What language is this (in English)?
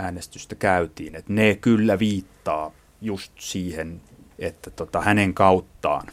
Finnish